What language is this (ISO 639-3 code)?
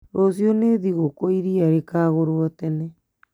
kik